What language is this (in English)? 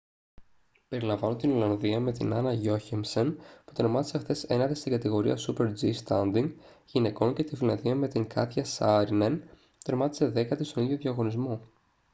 Greek